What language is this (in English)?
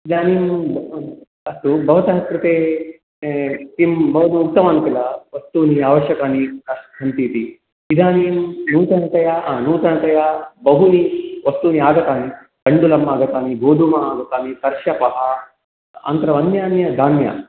Sanskrit